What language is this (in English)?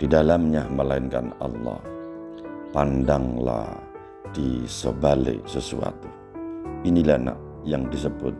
Indonesian